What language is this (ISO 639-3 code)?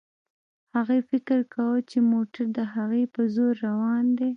pus